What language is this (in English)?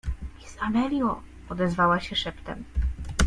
Polish